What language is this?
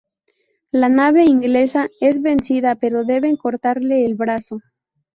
Spanish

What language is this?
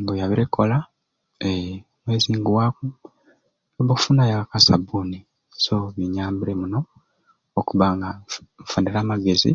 Ruuli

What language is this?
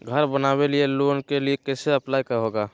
Magahi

